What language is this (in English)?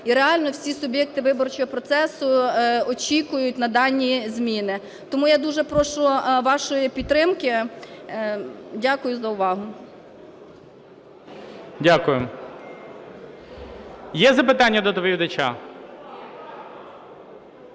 Ukrainian